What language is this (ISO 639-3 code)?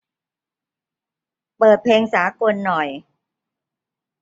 tha